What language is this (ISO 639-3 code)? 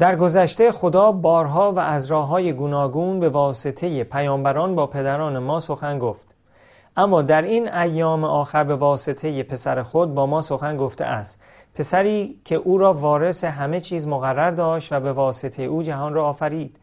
fas